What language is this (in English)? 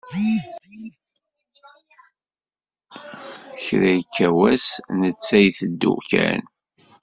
Kabyle